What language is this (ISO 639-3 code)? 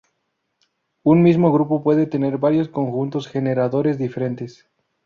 spa